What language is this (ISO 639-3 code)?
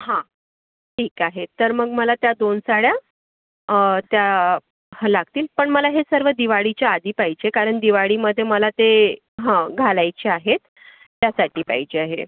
mar